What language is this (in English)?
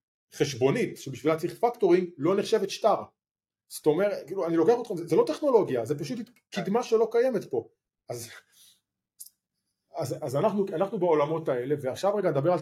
Hebrew